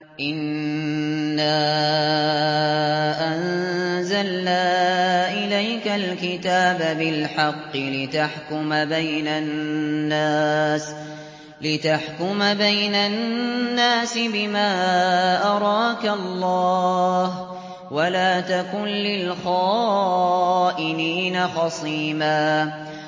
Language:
Arabic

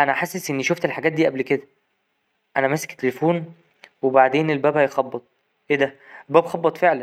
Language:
Egyptian Arabic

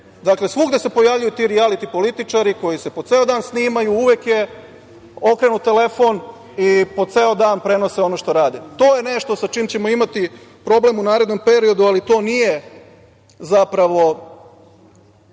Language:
Serbian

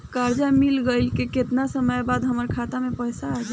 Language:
Bhojpuri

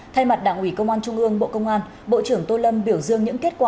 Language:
Vietnamese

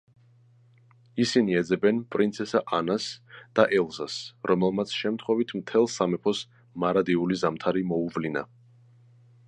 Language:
Georgian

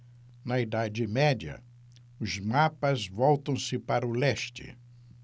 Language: Portuguese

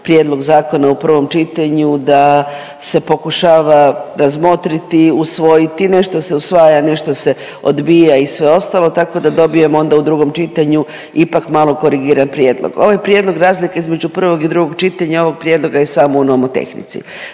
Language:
Croatian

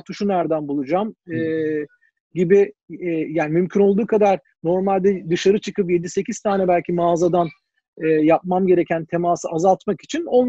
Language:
Turkish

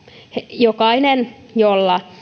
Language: Finnish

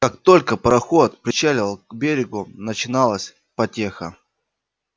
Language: Russian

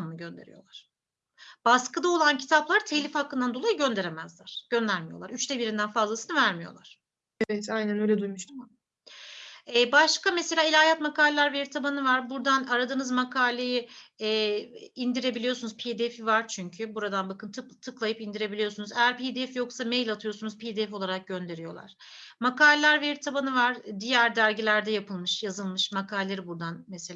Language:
Turkish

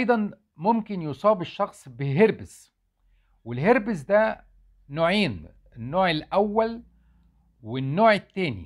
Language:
Arabic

